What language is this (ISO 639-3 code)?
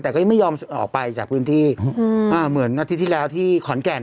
tha